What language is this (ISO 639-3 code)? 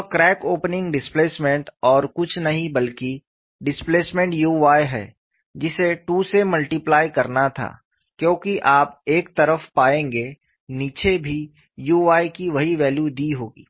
hin